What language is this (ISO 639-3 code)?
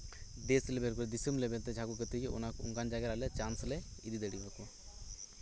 sat